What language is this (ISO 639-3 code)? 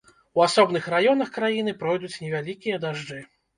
bel